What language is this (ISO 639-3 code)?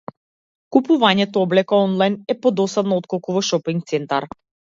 mkd